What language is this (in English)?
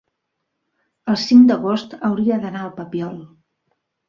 Catalan